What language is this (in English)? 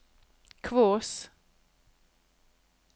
Norwegian